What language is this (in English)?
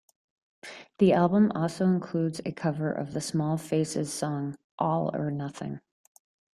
English